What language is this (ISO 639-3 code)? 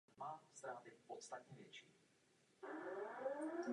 ces